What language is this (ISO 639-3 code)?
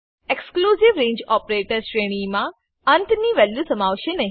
guj